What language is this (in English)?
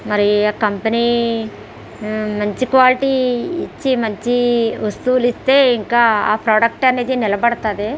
Telugu